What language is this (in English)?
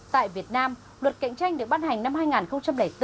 Vietnamese